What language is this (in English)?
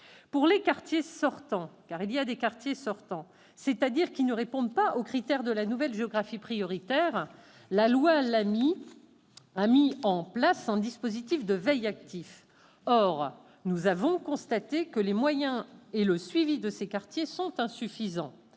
French